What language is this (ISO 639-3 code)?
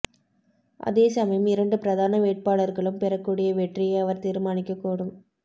tam